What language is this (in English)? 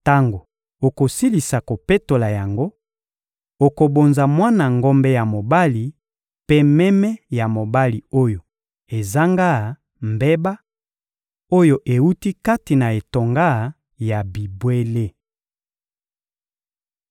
Lingala